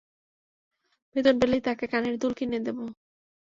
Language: Bangla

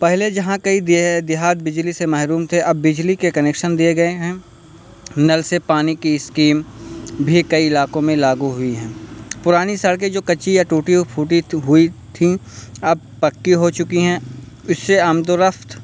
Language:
Urdu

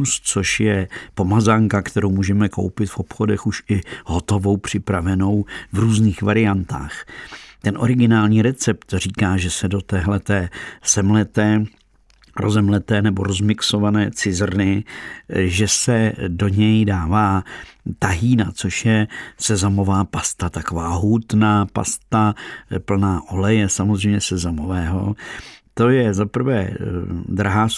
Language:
Czech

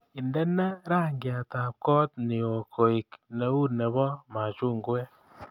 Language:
Kalenjin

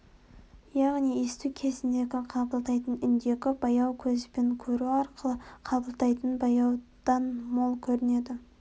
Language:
Kazakh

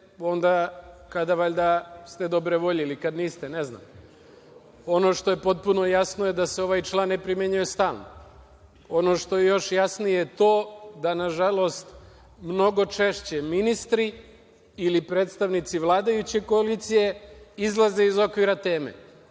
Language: Serbian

